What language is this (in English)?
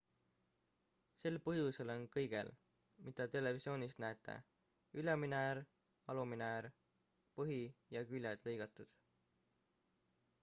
Estonian